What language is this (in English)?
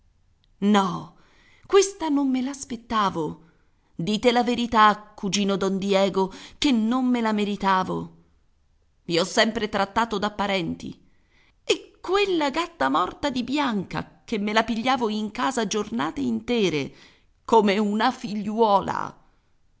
Italian